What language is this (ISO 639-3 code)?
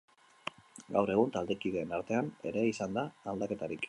eus